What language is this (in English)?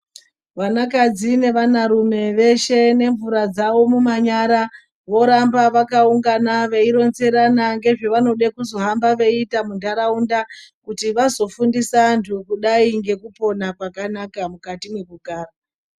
Ndau